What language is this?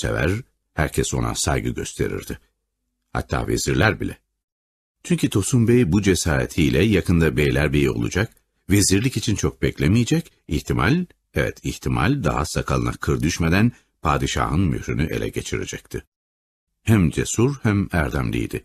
Turkish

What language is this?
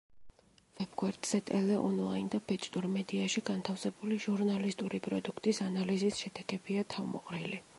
Georgian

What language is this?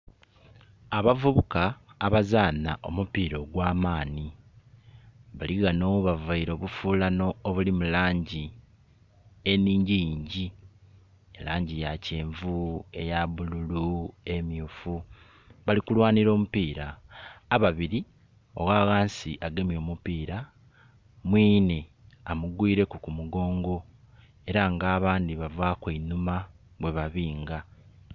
Soga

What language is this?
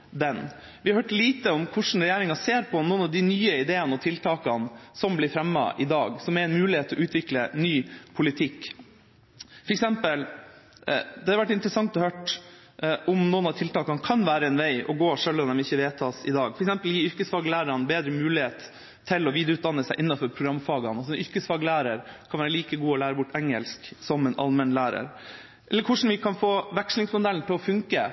Norwegian Bokmål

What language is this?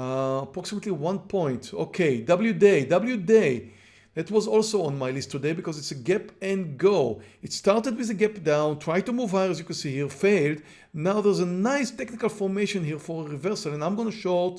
English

